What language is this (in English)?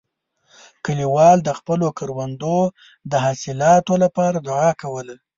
Pashto